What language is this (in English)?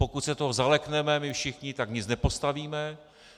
Czech